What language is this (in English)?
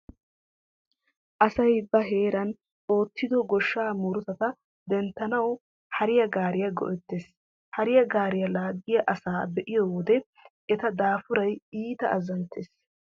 Wolaytta